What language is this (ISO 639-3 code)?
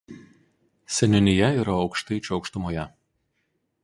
lit